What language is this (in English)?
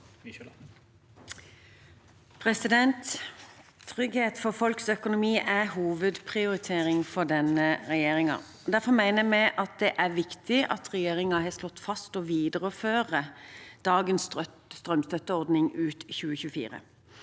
Norwegian